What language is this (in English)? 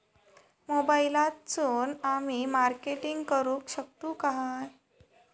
Marathi